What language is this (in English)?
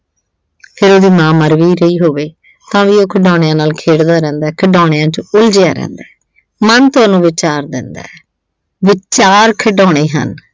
Punjabi